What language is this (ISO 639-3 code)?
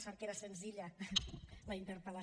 cat